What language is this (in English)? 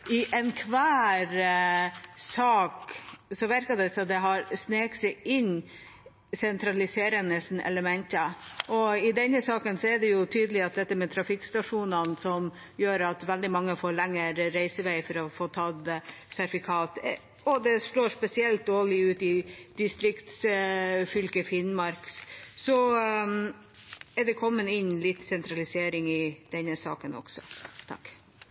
Norwegian Bokmål